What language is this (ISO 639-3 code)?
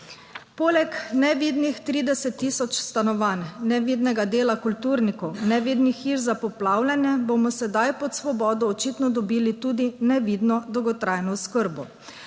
slv